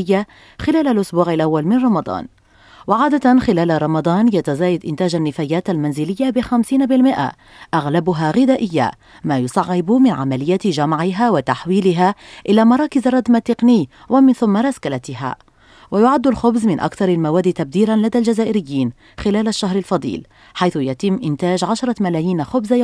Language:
Arabic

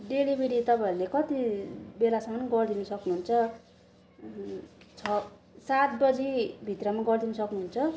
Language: Nepali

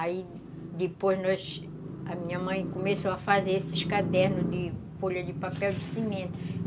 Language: Portuguese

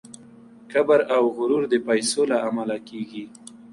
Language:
Pashto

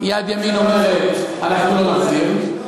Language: Hebrew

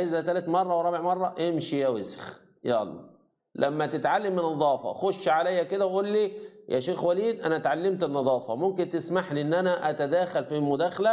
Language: Arabic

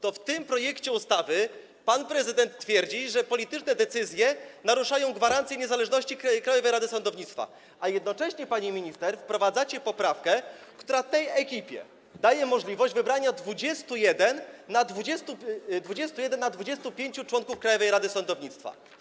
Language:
Polish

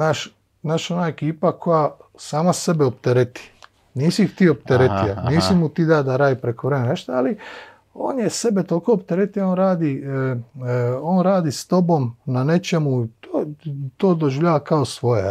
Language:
Croatian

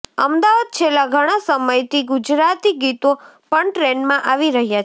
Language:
Gujarati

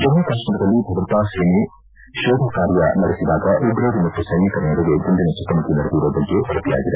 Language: Kannada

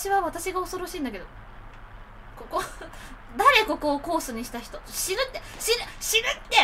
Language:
Japanese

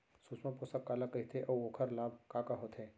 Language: Chhattisgarhi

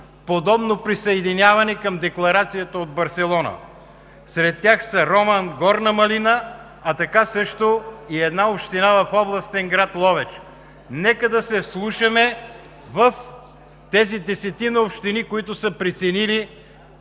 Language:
Bulgarian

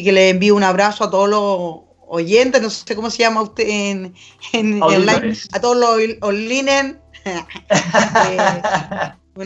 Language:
Spanish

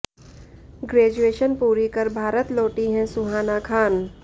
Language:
Hindi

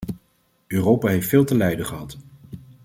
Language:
Dutch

